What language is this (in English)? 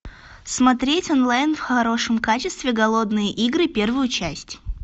Russian